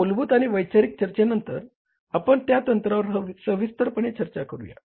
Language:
Marathi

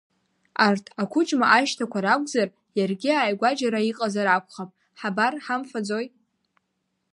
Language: Abkhazian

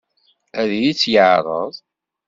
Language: Kabyle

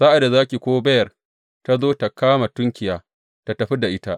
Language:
Hausa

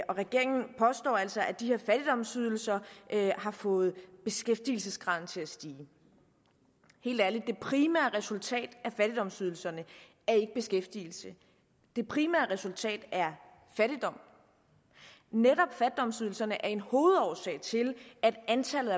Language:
Danish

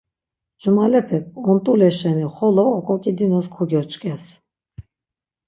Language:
Laz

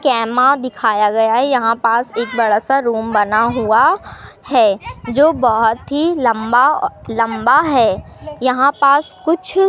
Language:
Hindi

